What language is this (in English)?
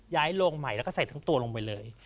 Thai